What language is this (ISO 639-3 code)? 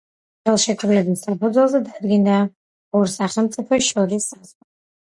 kat